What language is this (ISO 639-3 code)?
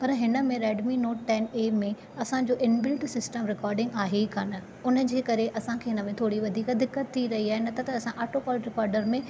snd